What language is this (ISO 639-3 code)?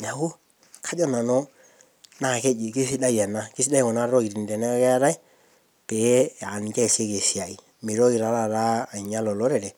mas